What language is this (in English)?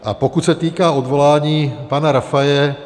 Czech